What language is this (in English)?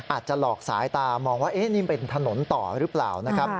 Thai